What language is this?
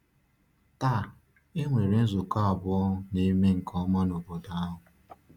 Igbo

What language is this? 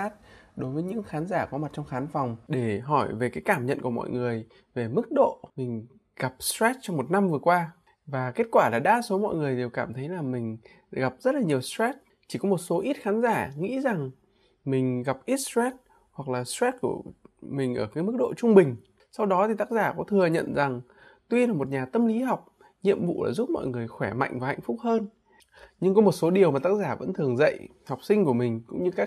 Vietnamese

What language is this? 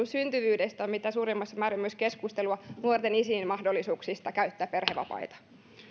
Finnish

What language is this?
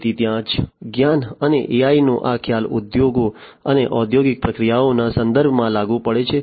Gujarati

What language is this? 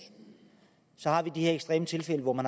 Danish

